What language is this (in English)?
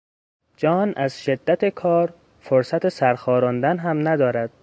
Persian